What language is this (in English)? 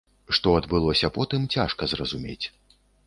Belarusian